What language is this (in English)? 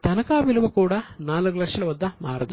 Telugu